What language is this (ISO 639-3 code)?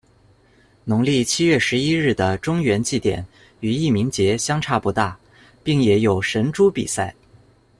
zho